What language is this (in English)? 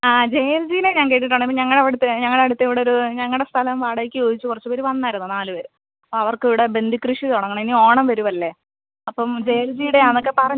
Malayalam